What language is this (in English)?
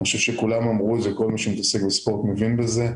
Hebrew